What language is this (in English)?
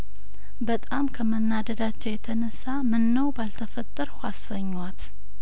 Amharic